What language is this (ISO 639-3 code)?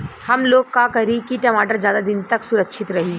bho